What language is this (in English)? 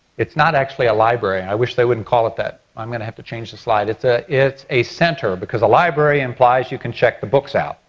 English